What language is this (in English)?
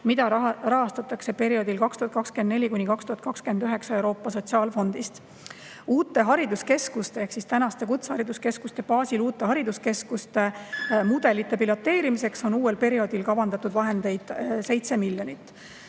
Estonian